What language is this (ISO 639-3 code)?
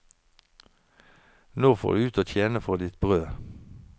nor